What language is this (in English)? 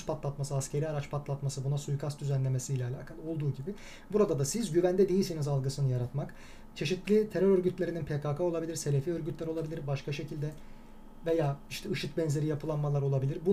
Turkish